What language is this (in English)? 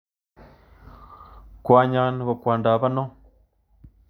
Kalenjin